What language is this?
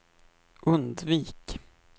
Swedish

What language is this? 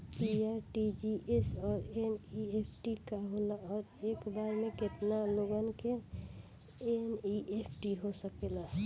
Bhojpuri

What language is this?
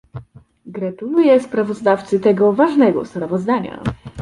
Polish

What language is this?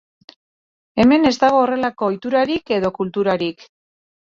Basque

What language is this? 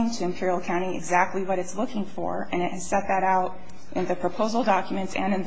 English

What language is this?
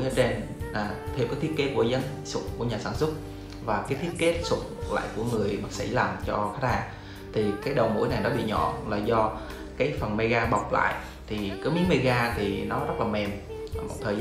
Vietnamese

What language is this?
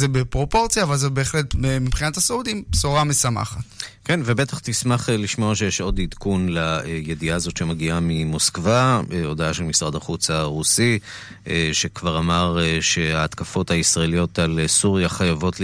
Hebrew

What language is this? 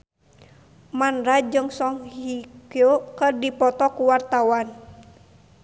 Sundanese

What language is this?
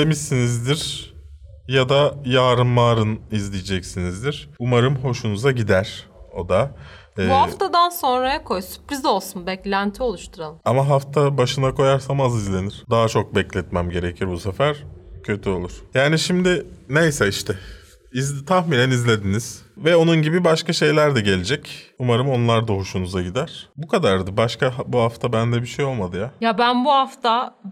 Turkish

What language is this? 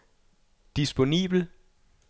Danish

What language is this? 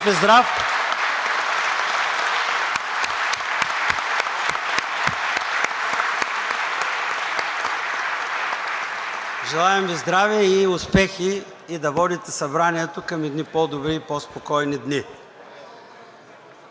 Bulgarian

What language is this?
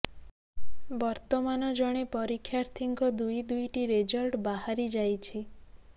Odia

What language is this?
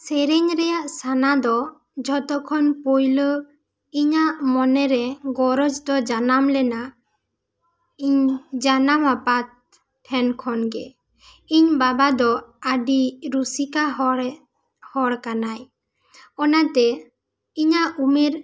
Santali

